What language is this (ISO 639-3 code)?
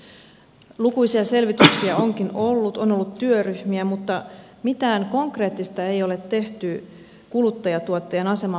fin